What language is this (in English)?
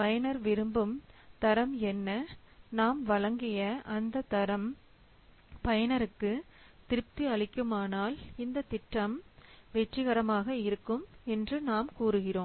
Tamil